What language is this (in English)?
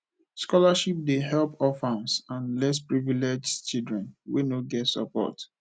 Nigerian Pidgin